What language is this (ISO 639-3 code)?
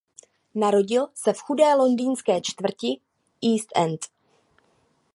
ces